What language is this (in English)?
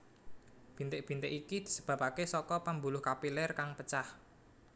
Javanese